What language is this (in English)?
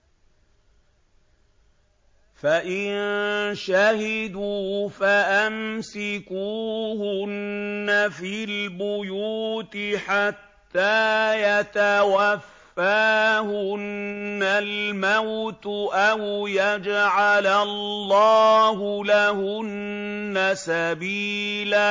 Arabic